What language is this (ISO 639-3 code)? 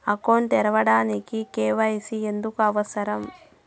tel